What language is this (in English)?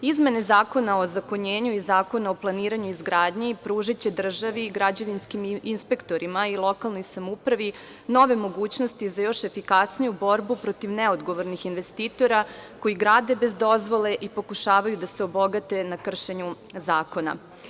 Serbian